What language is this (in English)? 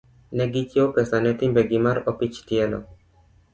Luo (Kenya and Tanzania)